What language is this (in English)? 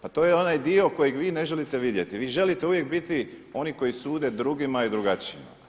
Croatian